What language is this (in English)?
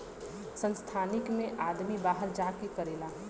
Bhojpuri